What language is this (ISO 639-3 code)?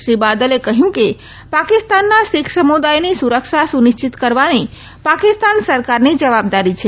guj